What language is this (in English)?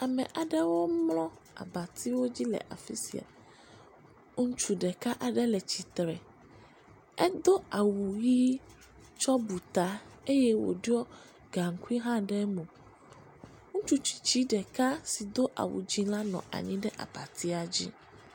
Ewe